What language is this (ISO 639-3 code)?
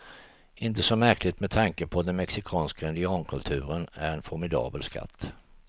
swe